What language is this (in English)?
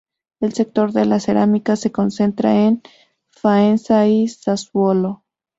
Spanish